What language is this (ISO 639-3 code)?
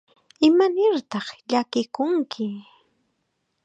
qxa